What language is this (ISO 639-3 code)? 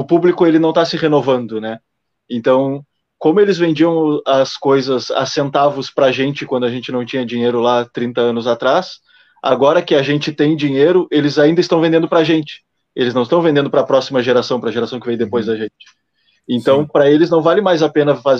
por